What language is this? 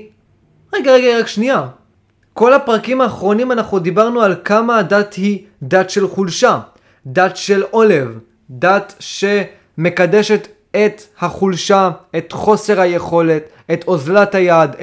Hebrew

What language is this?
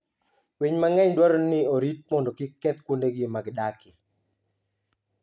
Luo (Kenya and Tanzania)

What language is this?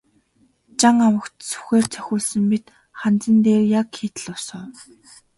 Mongolian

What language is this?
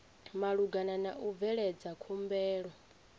Venda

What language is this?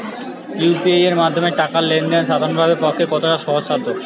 Bangla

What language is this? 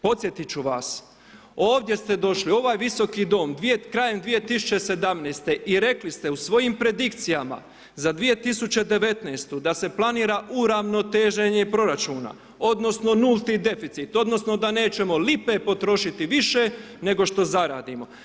Croatian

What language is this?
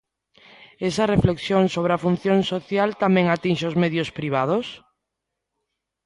Galician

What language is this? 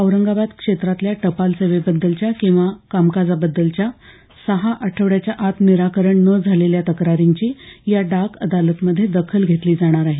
Marathi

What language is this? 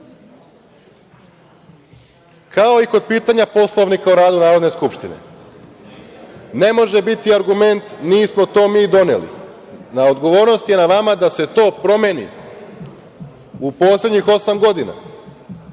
Serbian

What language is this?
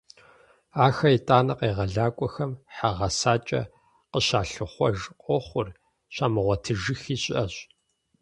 Kabardian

